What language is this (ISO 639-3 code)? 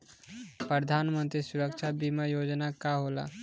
bho